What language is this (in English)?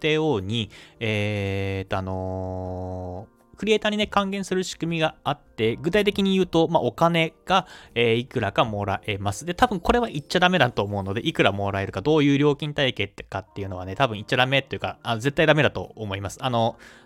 Japanese